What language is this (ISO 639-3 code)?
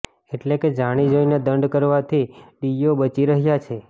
guj